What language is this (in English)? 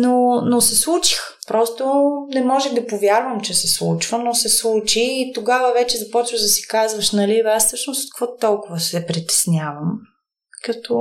Bulgarian